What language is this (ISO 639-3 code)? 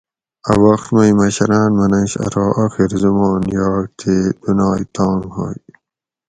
gwc